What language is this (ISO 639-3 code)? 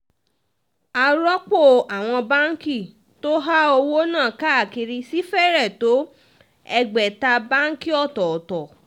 yor